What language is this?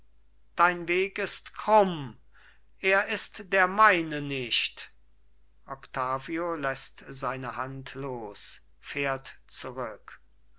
German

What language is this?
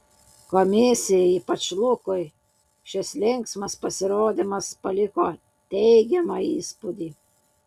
Lithuanian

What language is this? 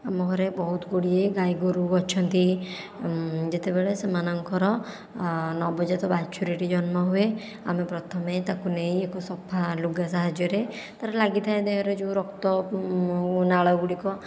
Odia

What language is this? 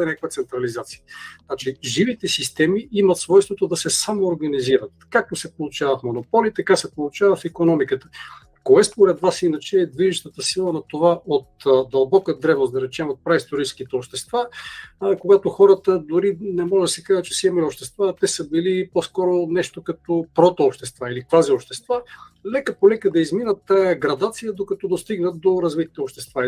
Bulgarian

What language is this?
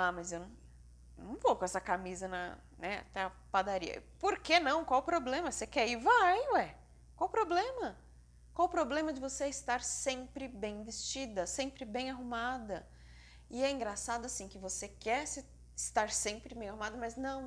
Portuguese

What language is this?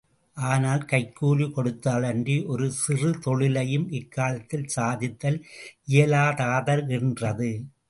Tamil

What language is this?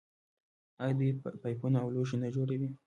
Pashto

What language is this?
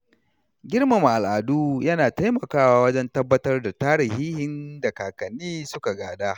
Hausa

